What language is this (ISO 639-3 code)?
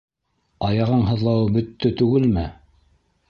bak